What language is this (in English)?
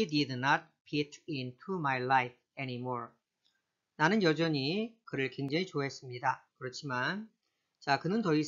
Korean